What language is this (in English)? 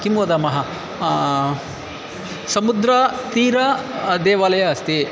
Sanskrit